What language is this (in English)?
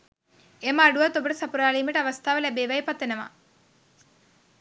Sinhala